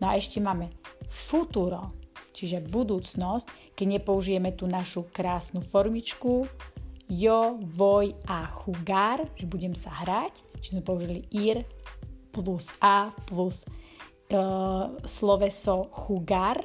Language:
Slovak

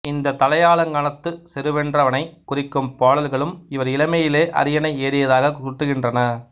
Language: Tamil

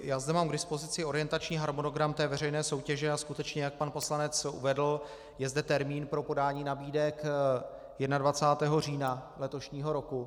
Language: Czech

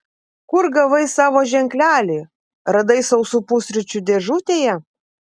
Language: Lithuanian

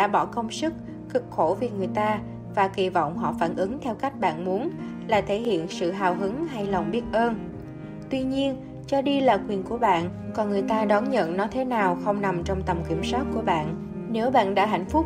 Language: Vietnamese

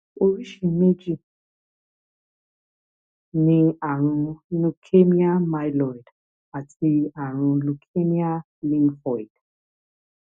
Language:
Yoruba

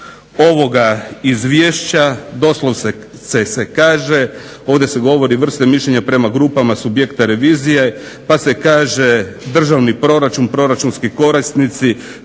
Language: Croatian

